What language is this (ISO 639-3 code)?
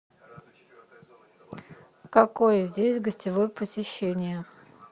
rus